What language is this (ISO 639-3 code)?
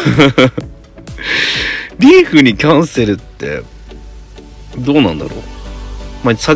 jpn